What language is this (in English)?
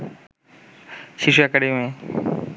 Bangla